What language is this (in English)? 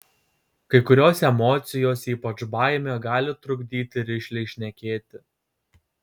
Lithuanian